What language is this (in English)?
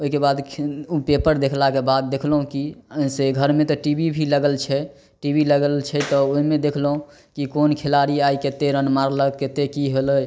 Maithili